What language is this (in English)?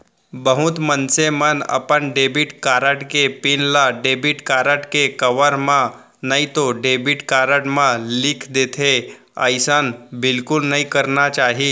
Chhattisgarhi